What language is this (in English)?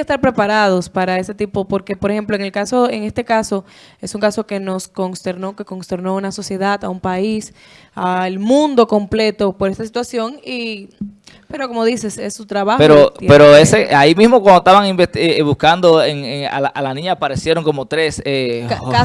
Spanish